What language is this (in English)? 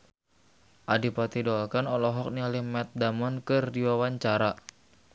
Sundanese